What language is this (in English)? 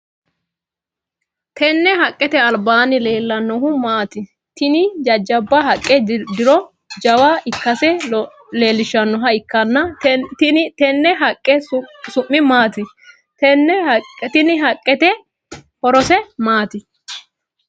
Sidamo